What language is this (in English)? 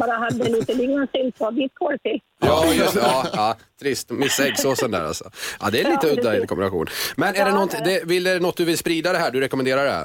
Swedish